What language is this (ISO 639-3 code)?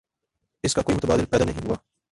urd